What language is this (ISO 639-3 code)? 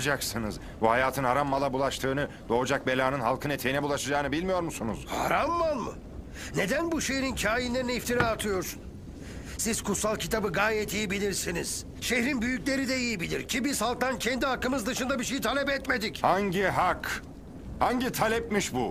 tur